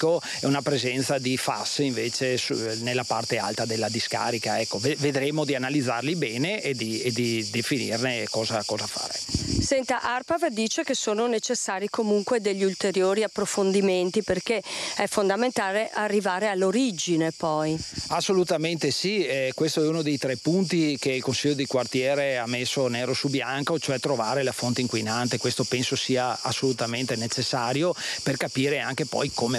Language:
Italian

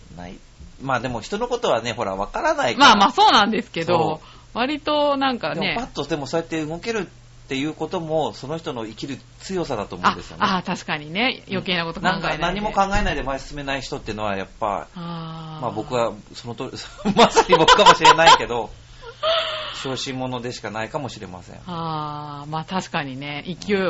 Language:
Japanese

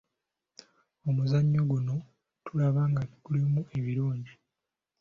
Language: Ganda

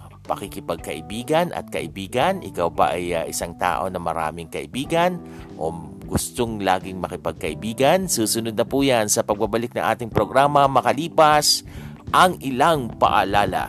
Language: Filipino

